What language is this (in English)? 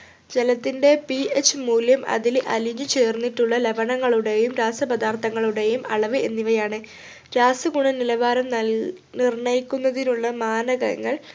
Malayalam